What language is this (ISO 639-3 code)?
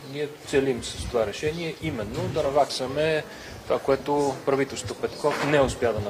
bul